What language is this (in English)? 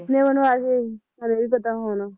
Punjabi